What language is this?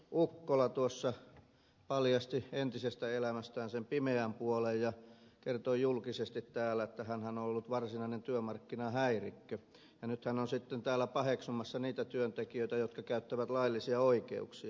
Finnish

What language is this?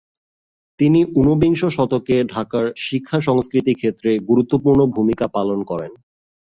Bangla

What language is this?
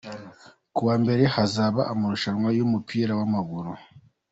Kinyarwanda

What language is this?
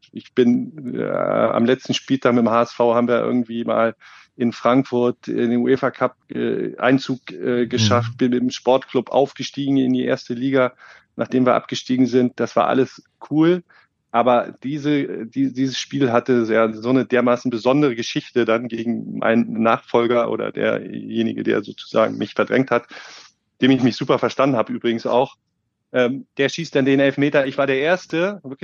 German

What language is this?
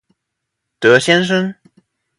Chinese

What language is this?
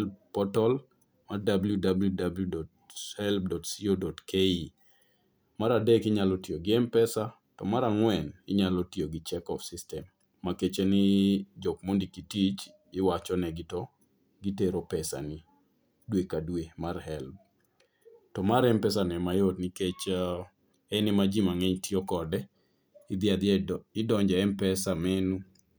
Luo (Kenya and Tanzania)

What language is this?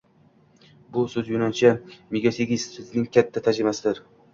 Uzbek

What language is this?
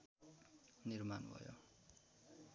Nepali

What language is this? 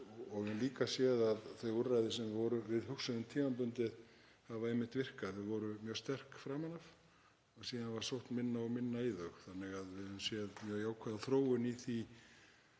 Icelandic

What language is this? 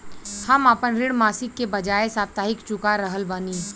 Bhojpuri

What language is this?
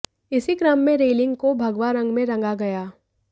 Hindi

